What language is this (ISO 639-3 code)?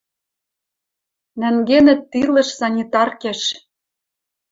mrj